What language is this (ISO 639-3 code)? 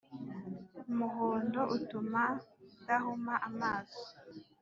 kin